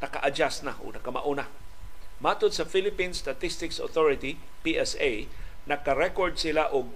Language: Filipino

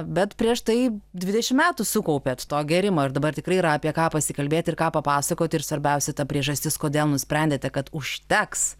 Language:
Lithuanian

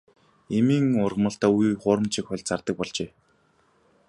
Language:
Mongolian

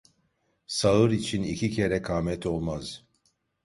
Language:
Turkish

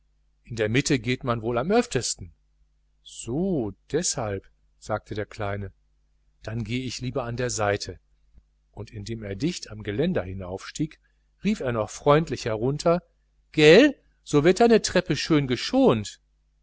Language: German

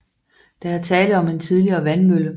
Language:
Danish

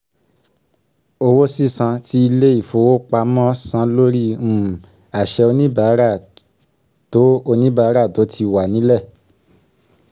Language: Yoruba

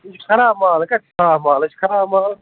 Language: Kashmiri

